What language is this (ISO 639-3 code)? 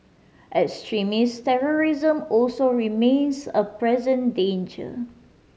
eng